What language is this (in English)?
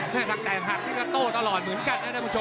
Thai